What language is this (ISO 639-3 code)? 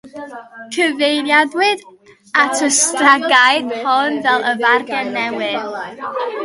cym